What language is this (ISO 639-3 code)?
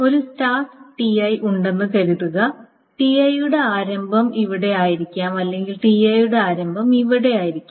mal